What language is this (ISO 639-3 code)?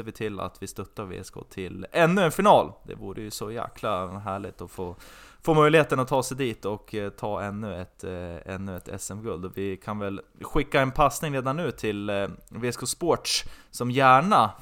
swe